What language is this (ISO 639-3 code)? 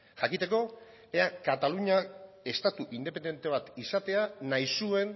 eus